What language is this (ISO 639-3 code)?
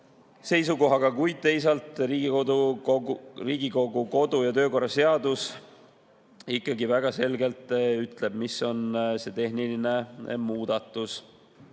est